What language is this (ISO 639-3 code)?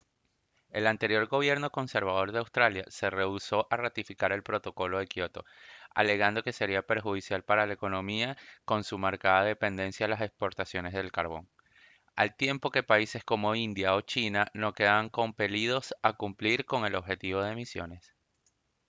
spa